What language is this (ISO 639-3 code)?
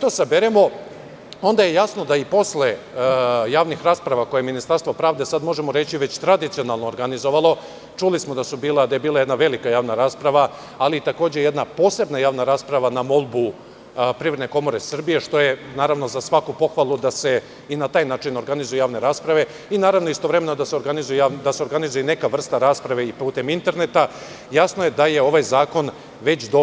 srp